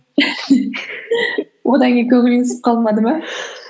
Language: Kazakh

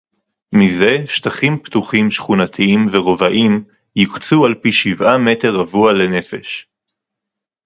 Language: Hebrew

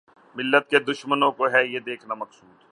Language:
Urdu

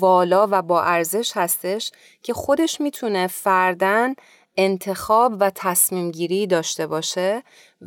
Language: Persian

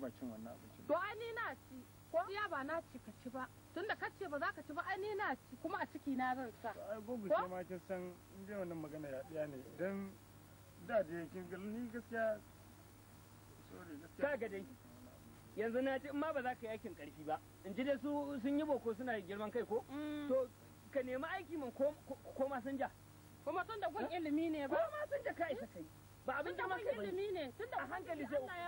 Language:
Arabic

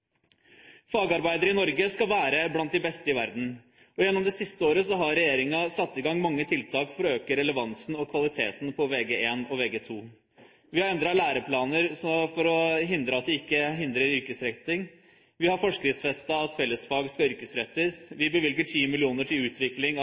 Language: Norwegian Bokmål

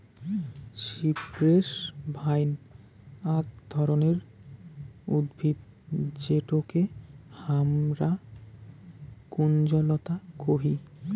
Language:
Bangla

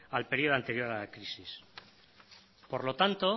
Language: Spanish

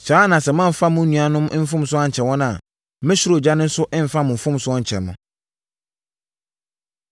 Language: Akan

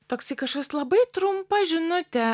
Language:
Lithuanian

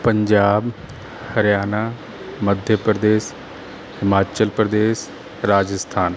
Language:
Punjabi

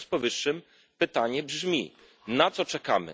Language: Polish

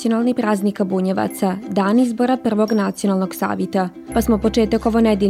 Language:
Croatian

